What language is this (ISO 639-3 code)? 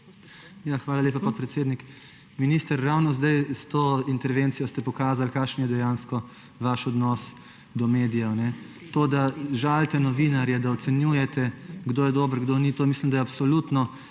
slv